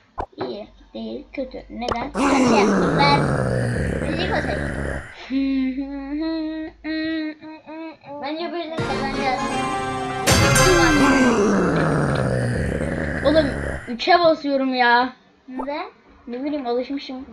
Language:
Turkish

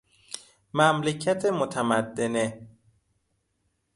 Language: Persian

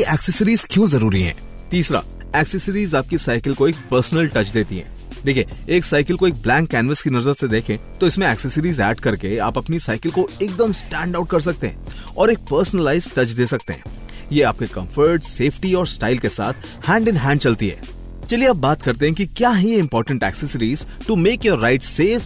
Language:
Hindi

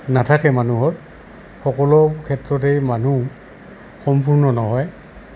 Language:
Assamese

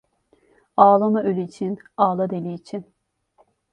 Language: Turkish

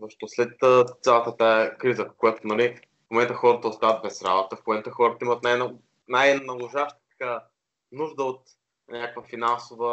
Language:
Bulgarian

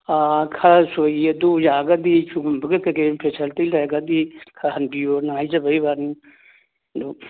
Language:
Manipuri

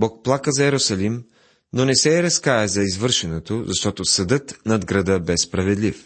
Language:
Bulgarian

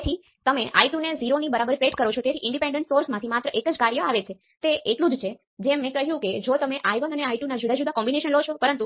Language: Gujarati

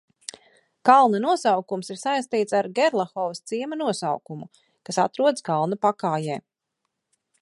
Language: Latvian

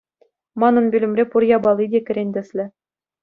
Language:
Chuvash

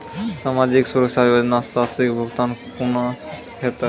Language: Maithili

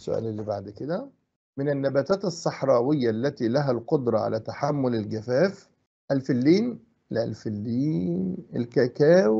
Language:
Arabic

